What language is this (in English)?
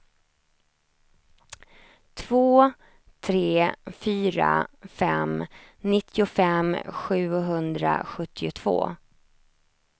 Swedish